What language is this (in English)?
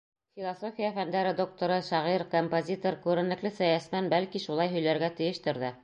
Bashkir